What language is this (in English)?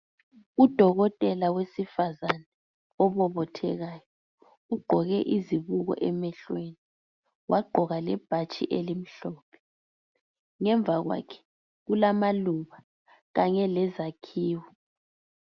North Ndebele